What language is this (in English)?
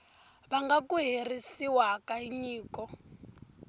Tsonga